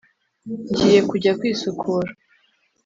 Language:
Kinyarwanda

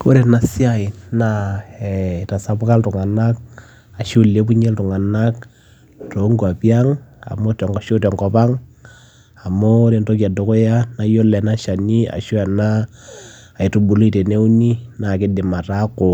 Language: Masai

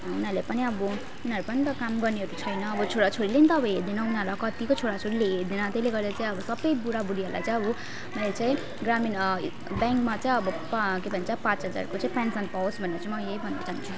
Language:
Nepali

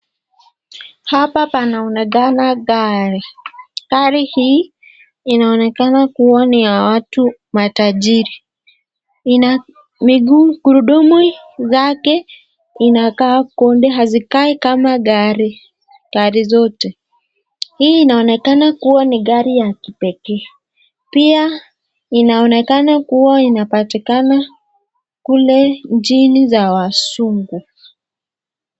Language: Swahili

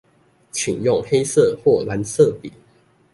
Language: Chinese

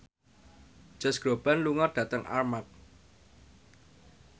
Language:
Javanese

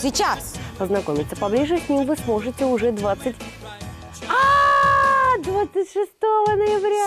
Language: Russian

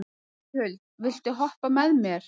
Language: Icelandic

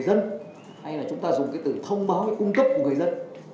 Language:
Vietnamese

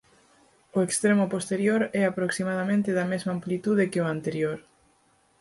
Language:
Galician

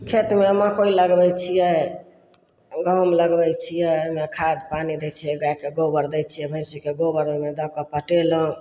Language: Maithili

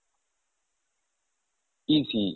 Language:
Kannada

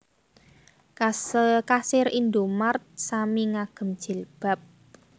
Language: Javanese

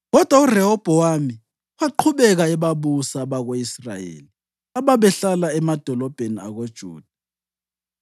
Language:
North Ndebele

